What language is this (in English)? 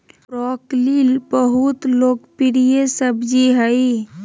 Magahi